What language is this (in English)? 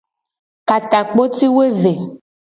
Gen